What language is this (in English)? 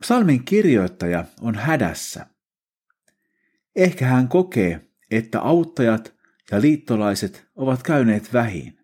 Finnish